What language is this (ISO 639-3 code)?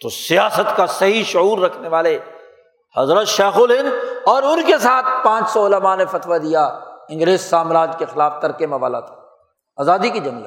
urd